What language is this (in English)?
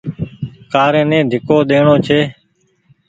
Goaria